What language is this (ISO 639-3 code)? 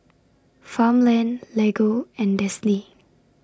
eng